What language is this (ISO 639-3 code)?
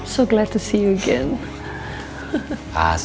ind